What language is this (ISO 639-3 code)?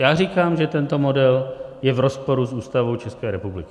ces